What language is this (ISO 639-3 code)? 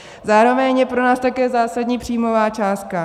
ces